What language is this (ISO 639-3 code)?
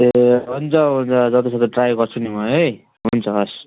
nep